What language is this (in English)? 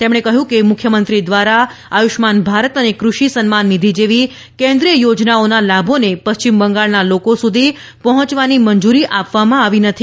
Gujarati